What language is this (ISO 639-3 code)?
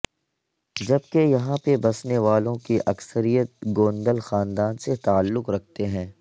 urd